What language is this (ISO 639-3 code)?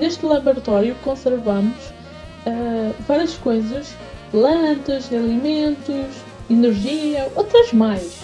por